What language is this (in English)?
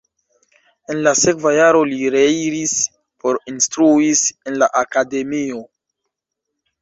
Esperanto